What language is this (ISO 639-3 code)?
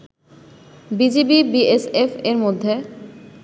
ben